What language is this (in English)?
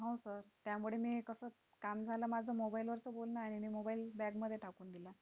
Marathi